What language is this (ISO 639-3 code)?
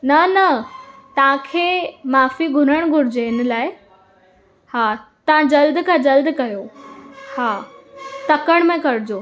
snd